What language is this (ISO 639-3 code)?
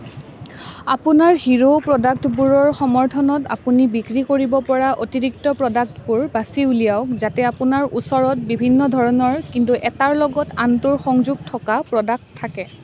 asm